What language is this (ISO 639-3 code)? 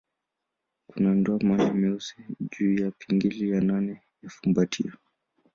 swa